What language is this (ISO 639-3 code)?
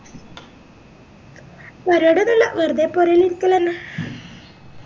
mal